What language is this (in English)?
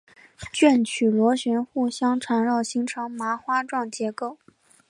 Chinese